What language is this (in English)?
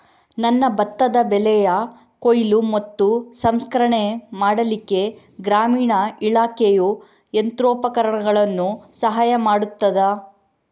Kannada